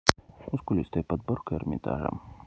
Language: Russian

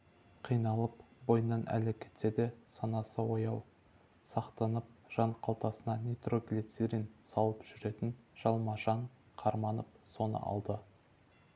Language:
Kazakh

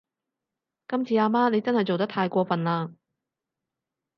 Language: Cantonese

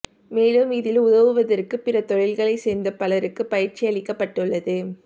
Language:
Tamil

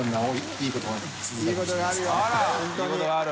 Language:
Japanese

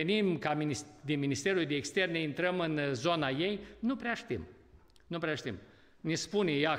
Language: Romanian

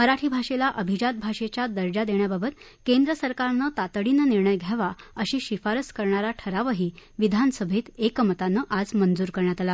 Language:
Marathi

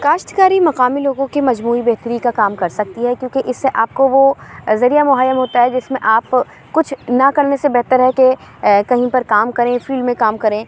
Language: Urdu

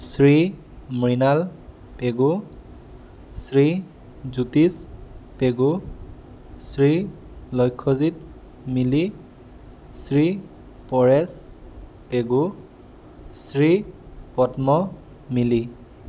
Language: Assamese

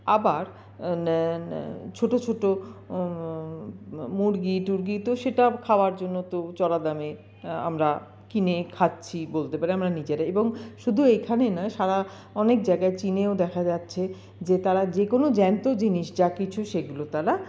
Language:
Bangla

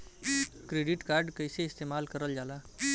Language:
Bhojpuri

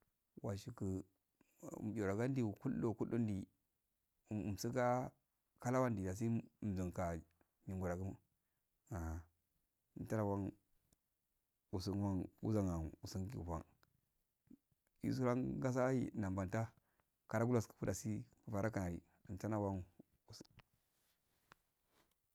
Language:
Afade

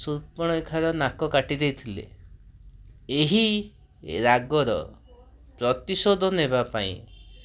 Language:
Odia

